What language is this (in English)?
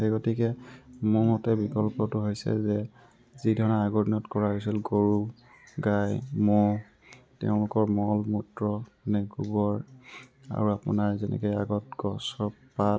Assamese